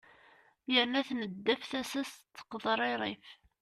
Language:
Kabyle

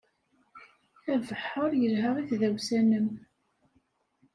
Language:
Kabyle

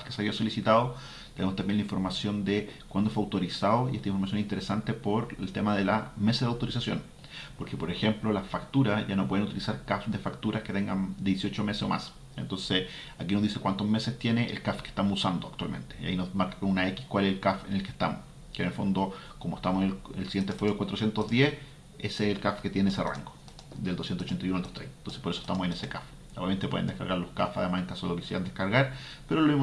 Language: Spanish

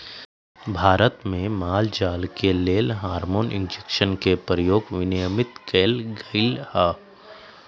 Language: Magahi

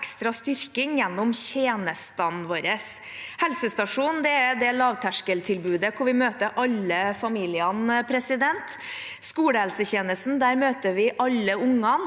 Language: Norwegian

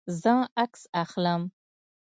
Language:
Pashto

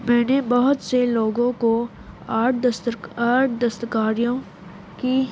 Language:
Urdu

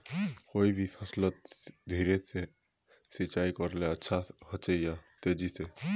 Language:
Magahi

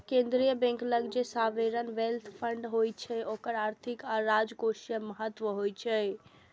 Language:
Maithili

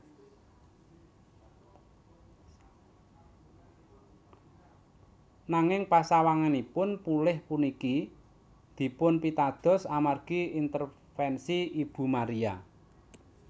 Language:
Javanese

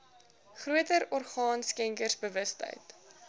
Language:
Afrikaans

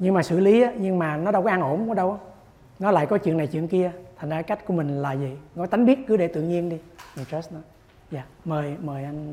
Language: Vietnamese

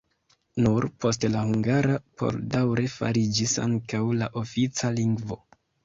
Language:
Esperanto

